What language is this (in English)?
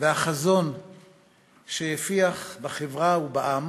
Hebrew